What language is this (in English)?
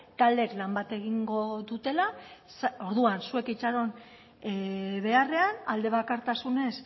Basque